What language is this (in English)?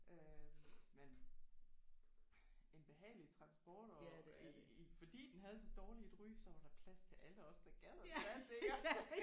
Danish